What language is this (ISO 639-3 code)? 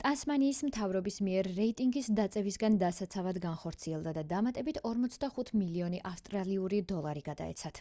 kat